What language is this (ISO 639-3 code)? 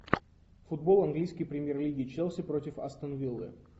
rus